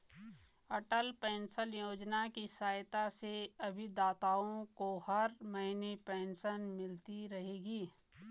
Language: Hindi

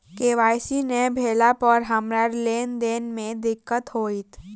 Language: Maithili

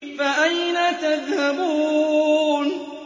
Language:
Arabic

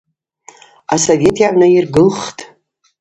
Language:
Abaza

